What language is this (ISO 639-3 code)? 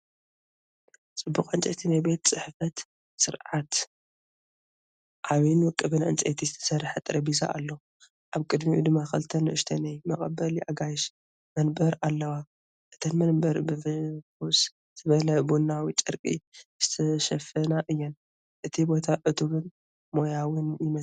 tir